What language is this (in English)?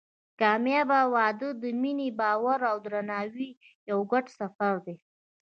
Pashto